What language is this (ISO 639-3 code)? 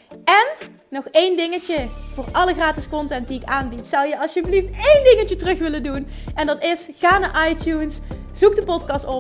nld